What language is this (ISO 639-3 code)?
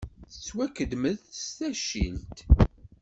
kab